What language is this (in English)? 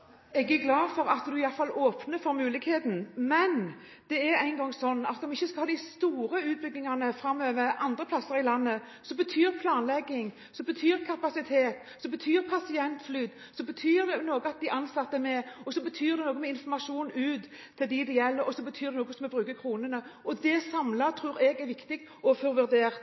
Norwegian Bokmål